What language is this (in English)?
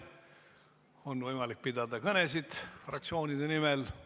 Estonian